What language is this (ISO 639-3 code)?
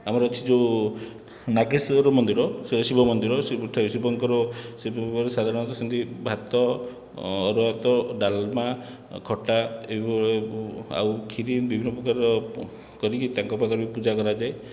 ori